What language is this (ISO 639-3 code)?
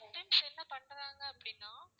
tam